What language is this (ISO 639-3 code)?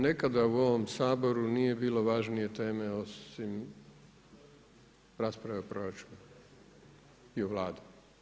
hrv